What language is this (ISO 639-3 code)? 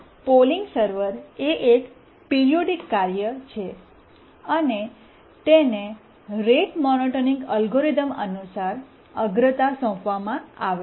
guj